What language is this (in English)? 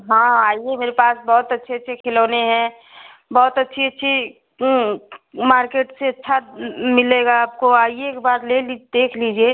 Hindi